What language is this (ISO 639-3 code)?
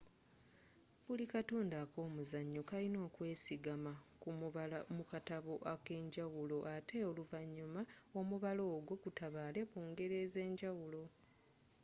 lug